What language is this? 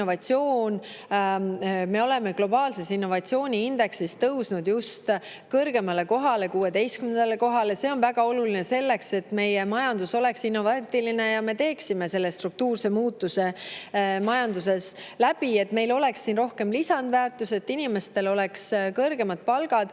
Estonian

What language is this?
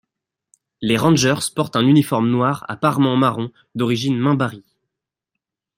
French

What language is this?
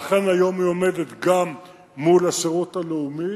Hebrew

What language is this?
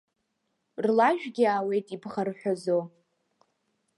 Abkhazian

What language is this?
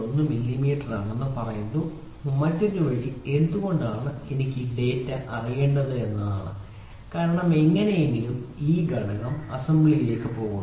Malayalam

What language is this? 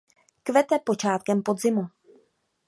Czech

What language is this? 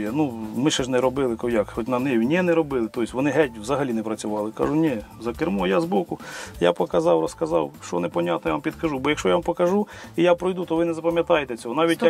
Ukrainian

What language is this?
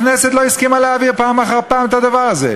Hebrew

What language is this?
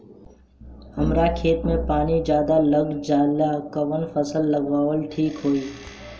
Bhojpuri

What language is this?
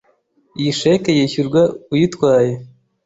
Kinyarwanda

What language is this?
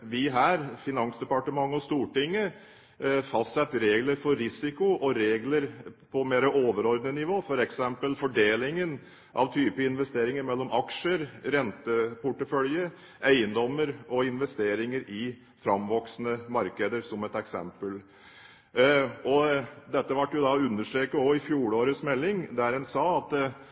Norwegian Bokmål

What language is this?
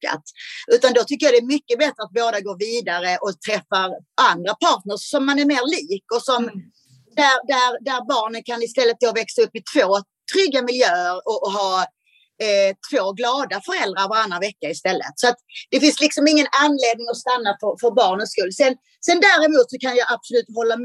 Swedish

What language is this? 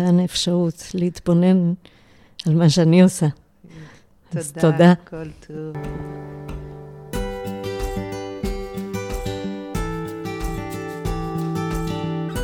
Hebrew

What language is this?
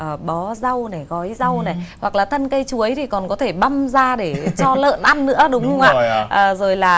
Vietnamese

